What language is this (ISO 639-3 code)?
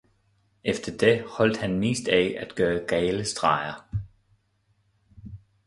dan